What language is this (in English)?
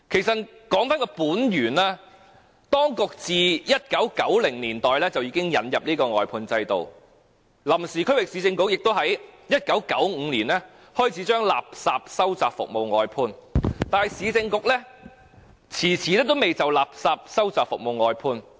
Cantonese